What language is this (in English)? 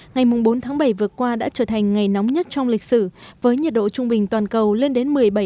Vietnamese